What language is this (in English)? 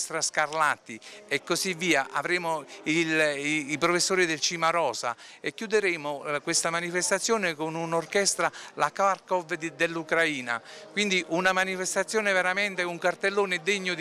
Italian